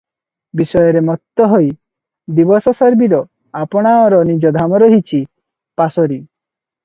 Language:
Odia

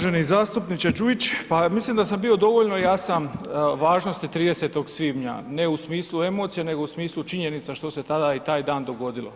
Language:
Croatian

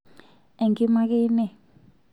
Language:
Masai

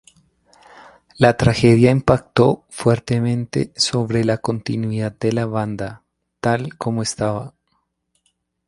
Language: Spanish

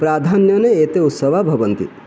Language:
Sanskrit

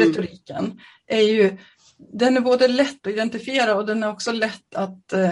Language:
Swedish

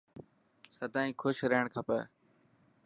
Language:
Dhatki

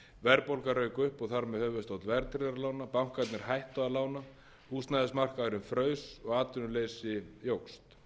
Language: Icelandic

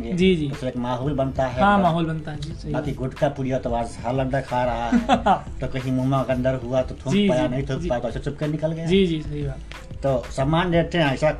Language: Hindi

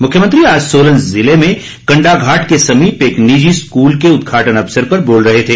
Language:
Hindi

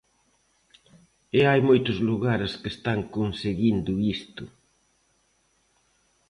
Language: Galician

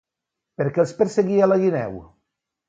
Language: Catalan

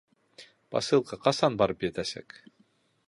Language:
Bashkir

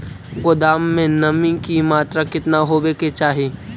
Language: Magahi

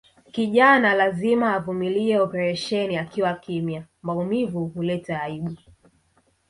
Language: Swahili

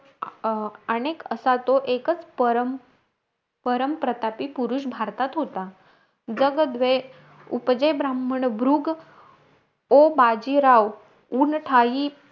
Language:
Marathi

